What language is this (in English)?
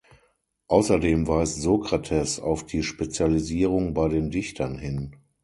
German